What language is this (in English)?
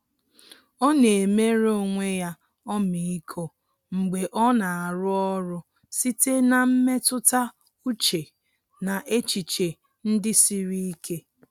Igbo